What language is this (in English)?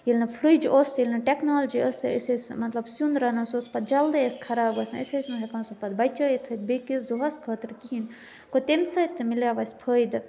Kashmiri